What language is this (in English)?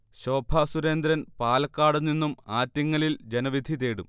Malayalam